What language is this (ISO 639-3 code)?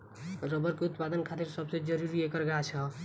bho